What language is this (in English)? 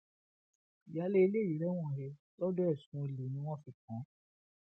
Yoruba